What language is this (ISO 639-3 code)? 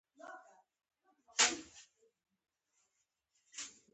pus